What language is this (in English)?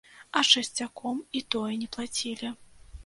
Belarusian